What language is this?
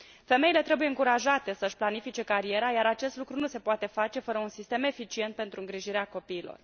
Romanian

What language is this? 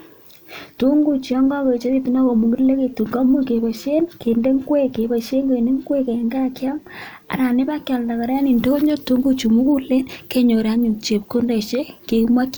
Kalenjin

